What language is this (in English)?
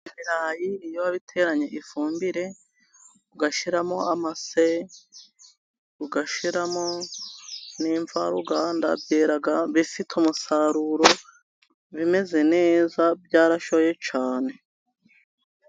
Kinyarwanda